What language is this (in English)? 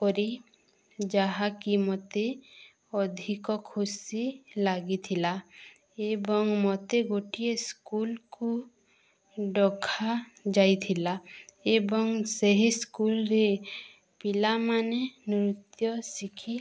Odia